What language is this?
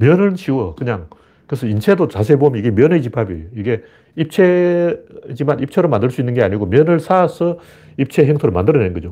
Korean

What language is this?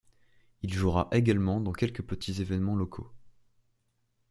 French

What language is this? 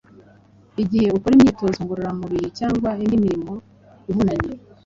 Kinyarwanda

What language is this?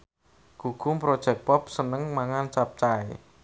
Javanese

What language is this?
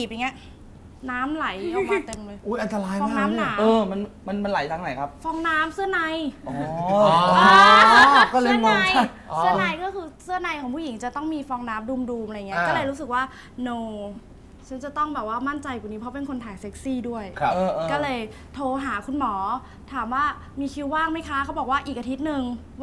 Thai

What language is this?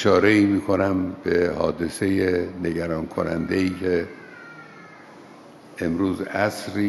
Persian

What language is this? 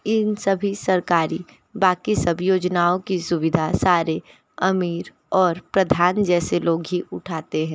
Hindi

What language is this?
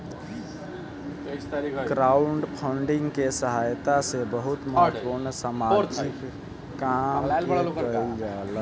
Bhojpuri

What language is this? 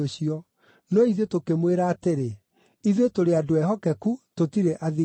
Kikuyu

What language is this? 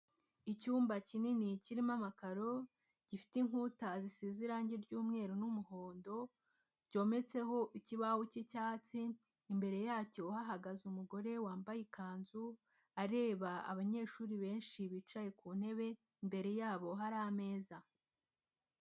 Kinyarwanda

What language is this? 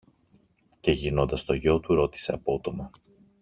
Greek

